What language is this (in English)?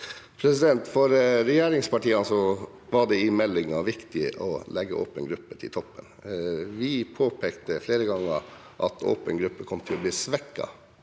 Norwegian